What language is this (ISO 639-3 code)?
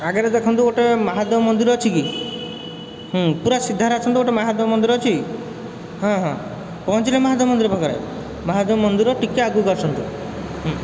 ori